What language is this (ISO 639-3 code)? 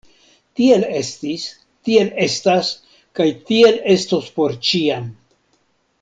epo